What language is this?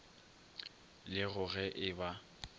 Northern Sotho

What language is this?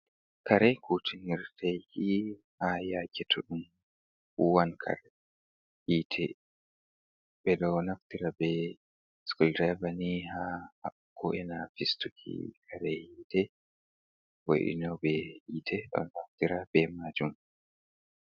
Fula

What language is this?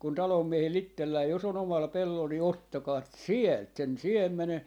Finnish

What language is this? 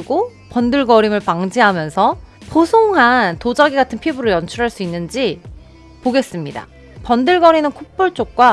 Korean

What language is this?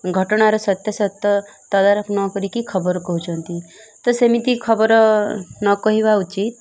Odia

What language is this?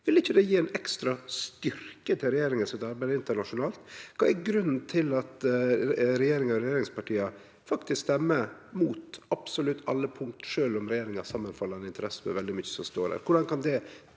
Norwegian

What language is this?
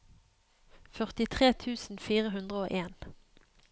Norwegian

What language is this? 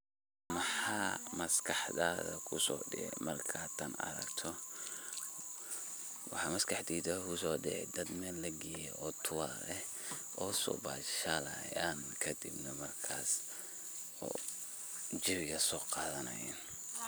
Somali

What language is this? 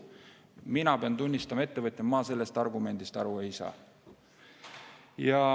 Estonian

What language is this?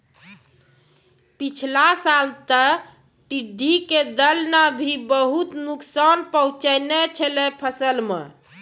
Maithili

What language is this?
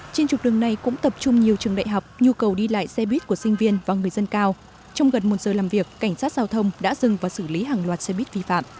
Vietnamese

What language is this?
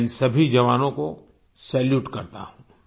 Hindi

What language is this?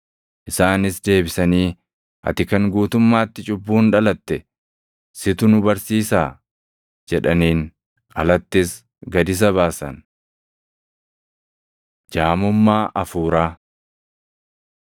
Oromo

